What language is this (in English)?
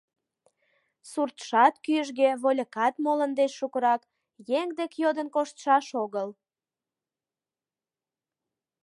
Mari